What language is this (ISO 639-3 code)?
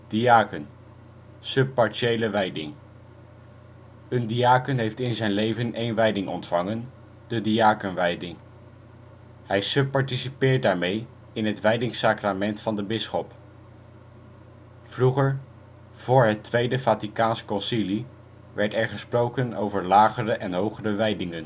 nld